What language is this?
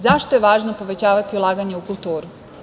Serbian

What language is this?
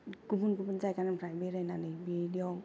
Bodo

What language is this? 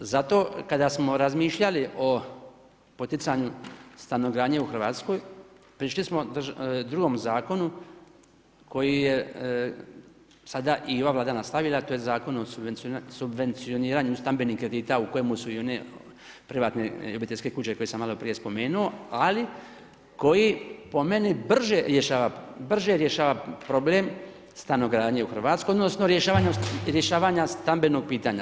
Croatian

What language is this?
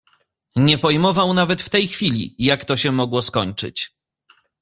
Polish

